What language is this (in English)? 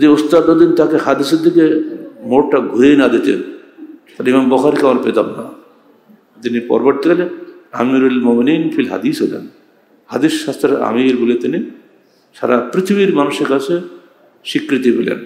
Arabic